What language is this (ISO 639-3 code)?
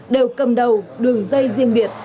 vie